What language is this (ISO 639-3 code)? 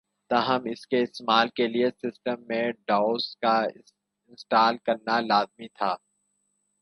urd